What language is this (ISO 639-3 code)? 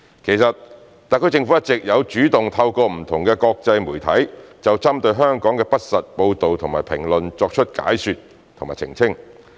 yue